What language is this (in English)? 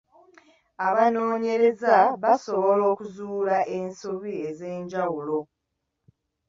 Ganda